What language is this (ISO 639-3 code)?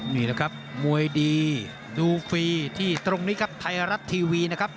tha